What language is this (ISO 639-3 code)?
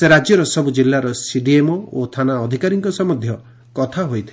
ori